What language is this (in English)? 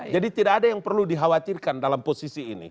Indonesian